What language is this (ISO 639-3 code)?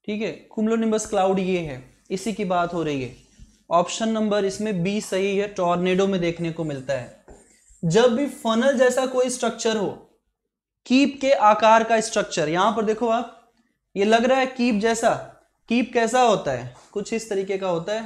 hin